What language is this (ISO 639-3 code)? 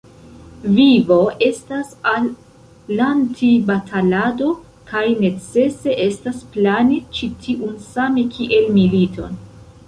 epo